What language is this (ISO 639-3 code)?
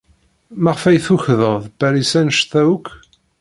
kab